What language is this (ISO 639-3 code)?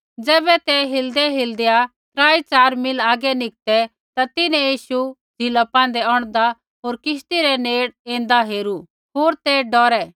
kfx